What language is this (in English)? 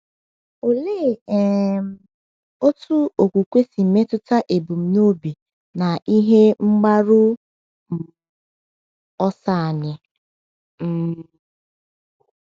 Igbo